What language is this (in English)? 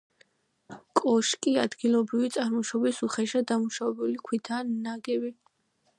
Georgian